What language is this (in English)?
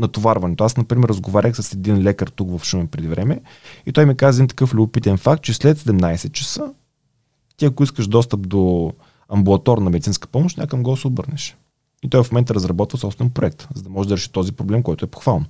Bulgarian